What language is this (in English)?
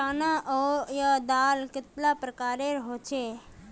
Magahi